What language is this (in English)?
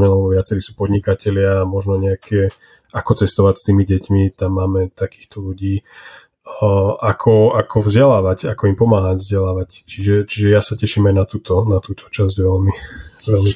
Slovak